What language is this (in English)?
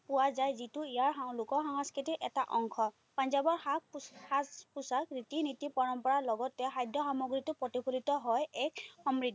Assamese